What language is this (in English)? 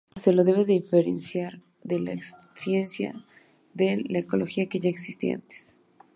Spanish